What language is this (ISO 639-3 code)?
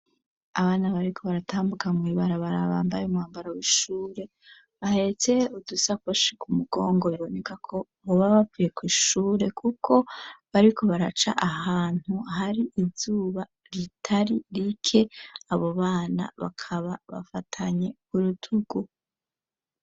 run